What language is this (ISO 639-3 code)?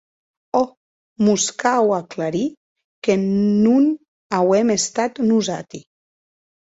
oci